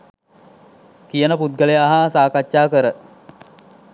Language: Sinhala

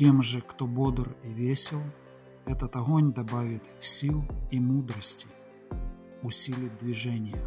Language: Russian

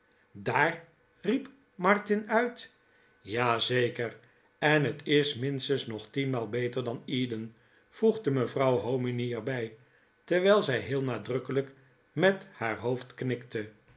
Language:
Dutch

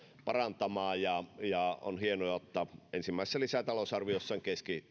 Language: Finnish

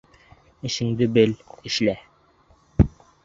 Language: Bashkir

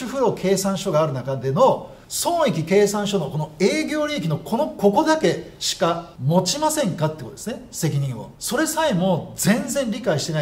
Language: Japanese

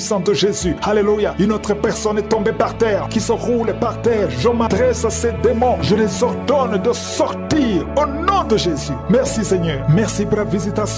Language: French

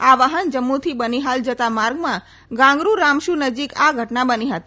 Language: Gujarati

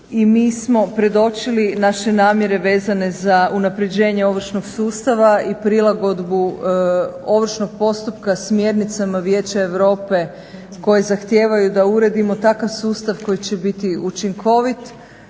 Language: Croatian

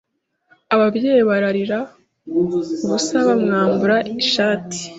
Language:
Kinyarwanda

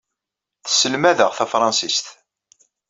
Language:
Kabyle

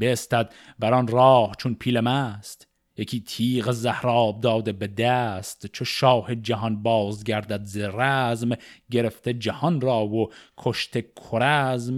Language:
Persian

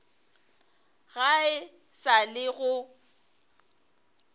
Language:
Northern Sotho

